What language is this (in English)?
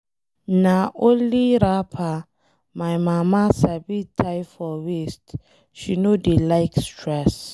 Nigerian Pidgin